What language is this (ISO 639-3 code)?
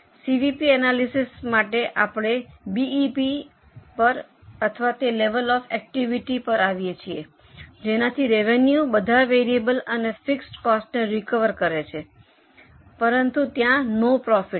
guj